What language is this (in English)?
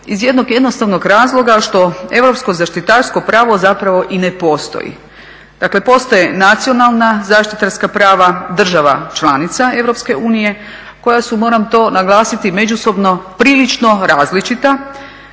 Croatian